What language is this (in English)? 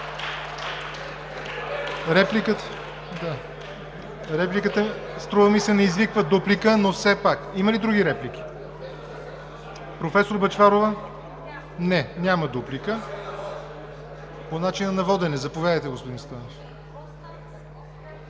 Bulgarian